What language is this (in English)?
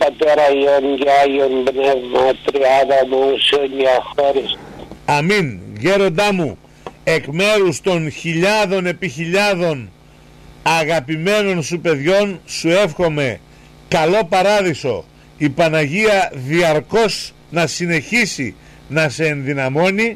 Greek